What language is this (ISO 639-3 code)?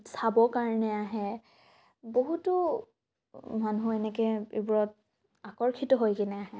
asm